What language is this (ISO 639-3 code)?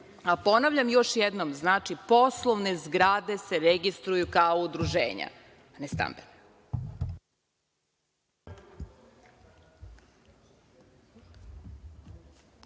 srp